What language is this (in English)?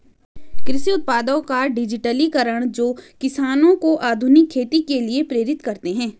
Hindi